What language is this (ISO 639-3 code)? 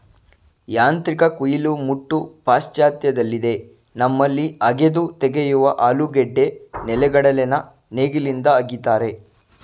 kan